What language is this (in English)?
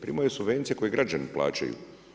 Croatian